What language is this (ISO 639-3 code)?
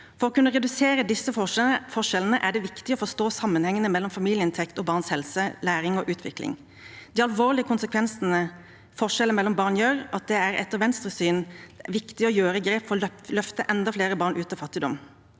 nor